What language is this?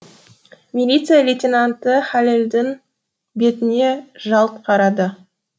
Kazakh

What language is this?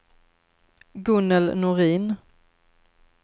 Swedish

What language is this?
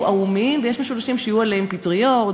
Hebrew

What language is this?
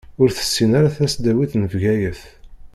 Kabyle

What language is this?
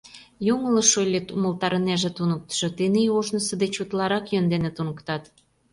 Mari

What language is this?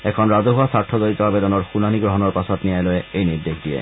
Assamese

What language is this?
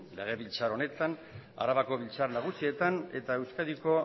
Basque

